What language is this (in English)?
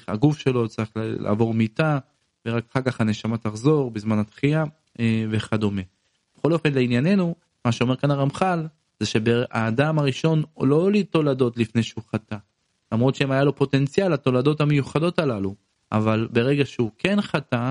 Hebrew